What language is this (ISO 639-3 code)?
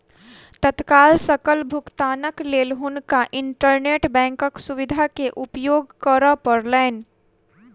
mai